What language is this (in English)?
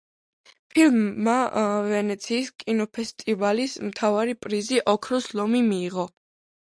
Georgian